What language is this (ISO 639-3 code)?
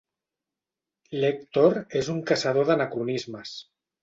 cat